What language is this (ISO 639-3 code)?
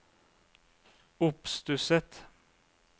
nor